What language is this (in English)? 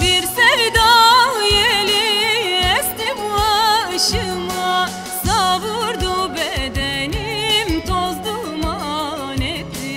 Turkish